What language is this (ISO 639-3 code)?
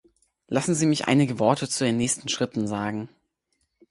deu